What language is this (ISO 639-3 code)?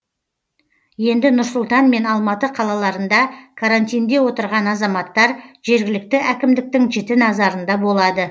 kaz